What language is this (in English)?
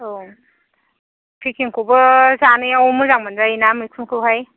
Bodo